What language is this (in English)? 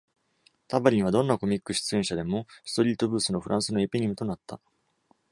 Japanese